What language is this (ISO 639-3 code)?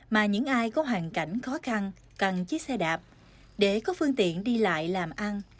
vie